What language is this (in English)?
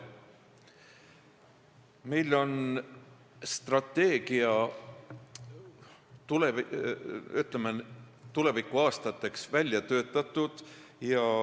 Estonian